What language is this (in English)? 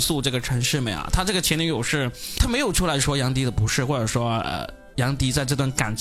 Chinese